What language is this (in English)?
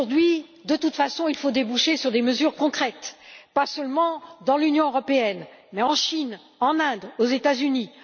French